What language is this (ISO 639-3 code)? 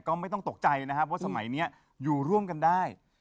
tha